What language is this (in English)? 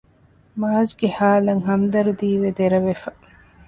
Divehi